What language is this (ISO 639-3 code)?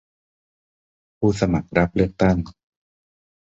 tha